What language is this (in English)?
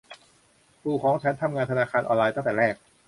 Thai